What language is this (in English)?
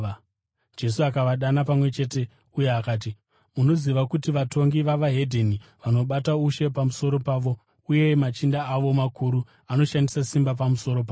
Shona